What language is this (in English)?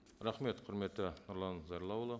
Kazakh